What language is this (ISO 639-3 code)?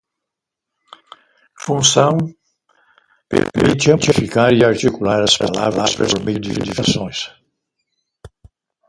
por